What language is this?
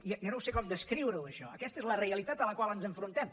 Catalan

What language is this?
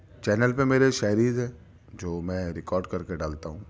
Urdu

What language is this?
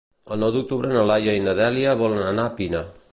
Catalan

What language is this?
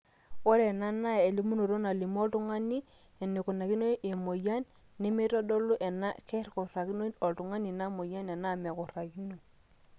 Masai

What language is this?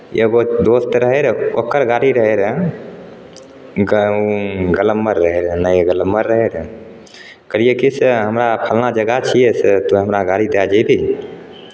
Maithili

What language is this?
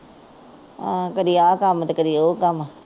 Punjabi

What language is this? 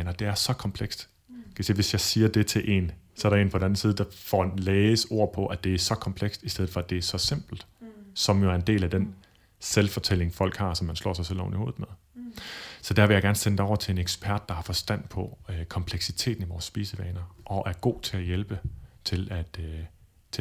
Danish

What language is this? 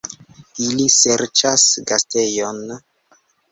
Esperanto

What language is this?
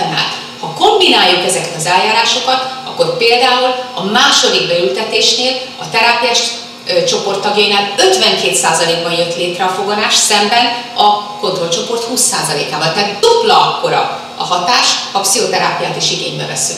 Hungarian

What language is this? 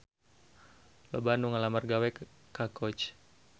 Sundanese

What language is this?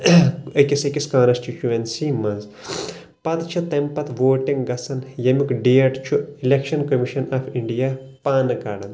Kashmiri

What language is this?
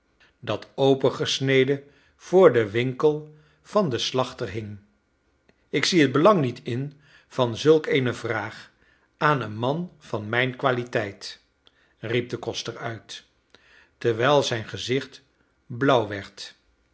Dutch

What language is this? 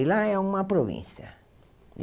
Portuguese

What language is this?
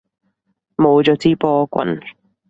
Cantonese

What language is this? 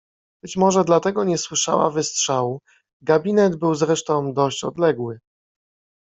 Polish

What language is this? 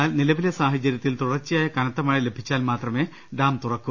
Malayalam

